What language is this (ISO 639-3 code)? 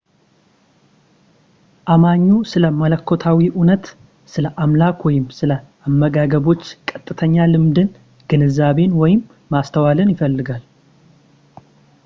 amh